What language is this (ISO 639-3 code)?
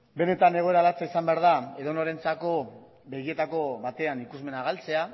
eus